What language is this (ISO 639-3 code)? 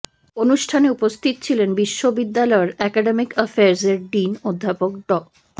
ben